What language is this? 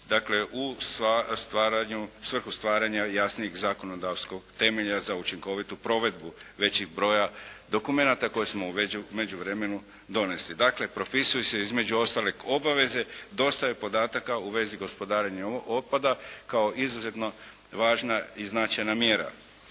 Croatian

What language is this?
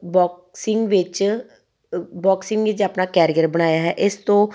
Punjabi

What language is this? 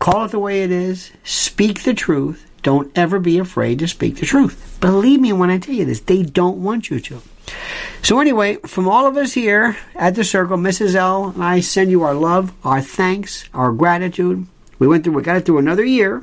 English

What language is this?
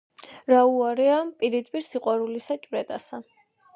Georgian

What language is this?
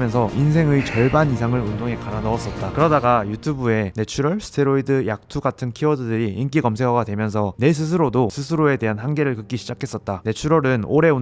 Korean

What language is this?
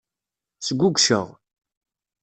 Kabyle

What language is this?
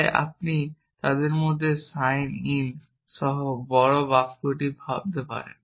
Bangla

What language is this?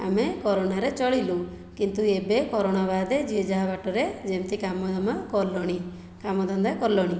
Odia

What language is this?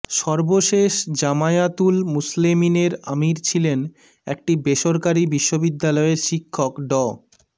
Bangla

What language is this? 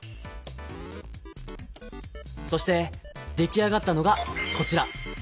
Japanese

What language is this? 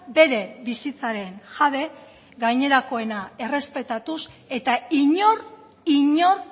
Basque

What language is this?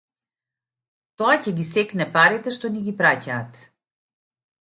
Macedonian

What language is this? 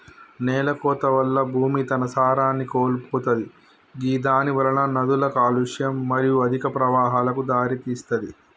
Telugu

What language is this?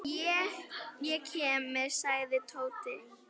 Icelandic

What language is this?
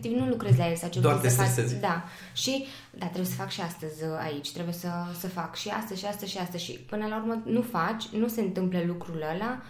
Romanian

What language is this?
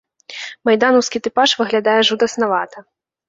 Belarusian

